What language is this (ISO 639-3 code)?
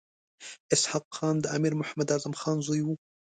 pus